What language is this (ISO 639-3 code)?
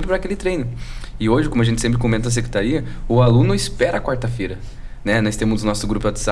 por